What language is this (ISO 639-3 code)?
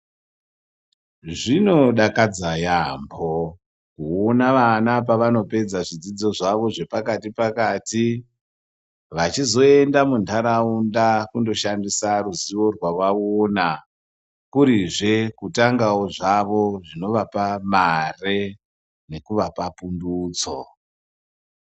ndc